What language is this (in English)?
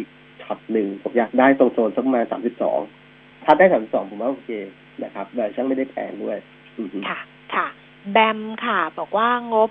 Thai